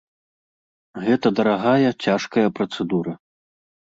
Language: Belarusian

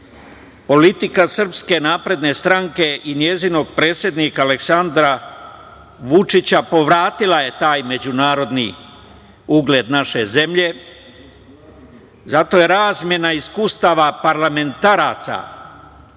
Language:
Serbian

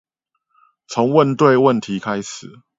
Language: Chinese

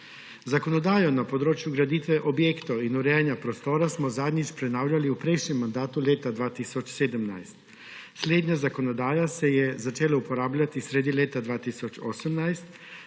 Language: Slovenian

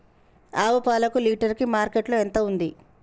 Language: Telugu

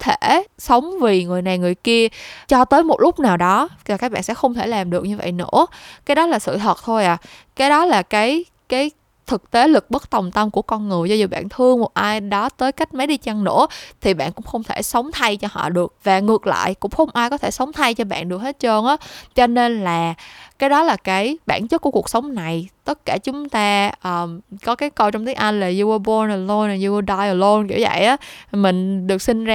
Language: Vietnamese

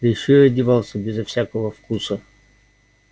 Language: Russian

